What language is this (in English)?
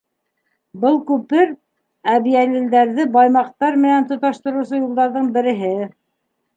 Bashkir